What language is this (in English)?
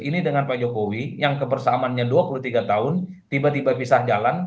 Indonesian